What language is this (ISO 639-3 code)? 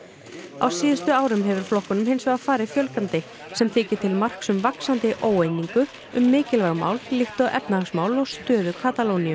isl